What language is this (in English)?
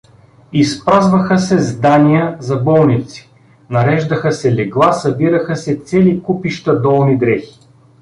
Bulgarian